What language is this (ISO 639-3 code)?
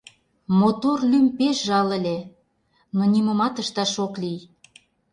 chm